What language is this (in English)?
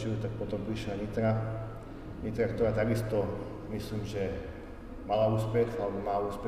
Slovak